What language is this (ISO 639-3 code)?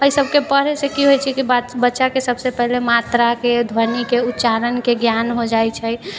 mai